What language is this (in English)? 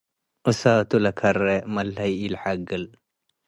Tigre